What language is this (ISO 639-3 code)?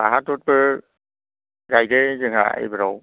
brx